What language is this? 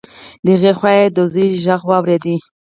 Pashto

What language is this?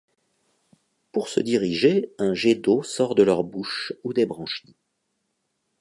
French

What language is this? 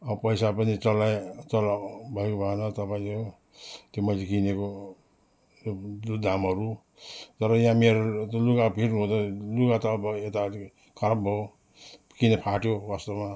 Nepali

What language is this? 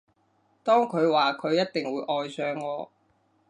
Cantonese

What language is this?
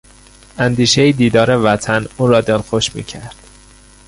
Persian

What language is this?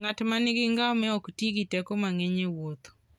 Luo (Kenya and Tanzania)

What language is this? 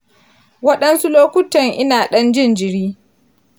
Hausa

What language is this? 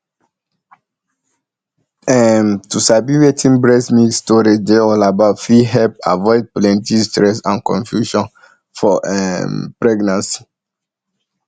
Nigerian Pidgin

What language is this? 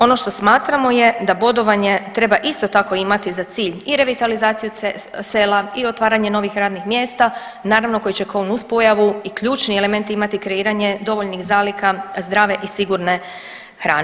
Croatian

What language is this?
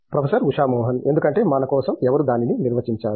Telugu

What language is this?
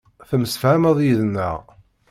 Kabyle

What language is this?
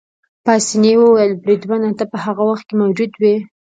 Pashto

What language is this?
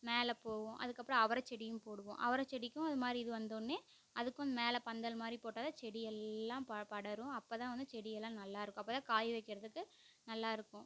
Tamil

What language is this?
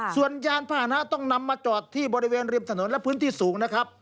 Thai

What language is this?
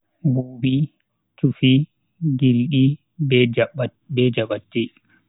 Bagirmi Fulfulde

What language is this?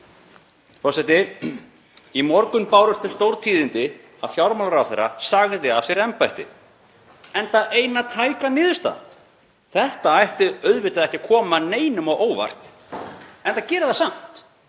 Icelandic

